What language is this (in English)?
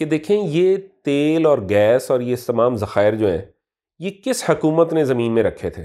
Urdu